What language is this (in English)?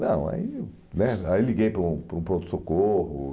Portuguese